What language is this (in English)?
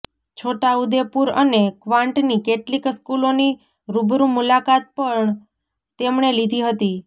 Gujarati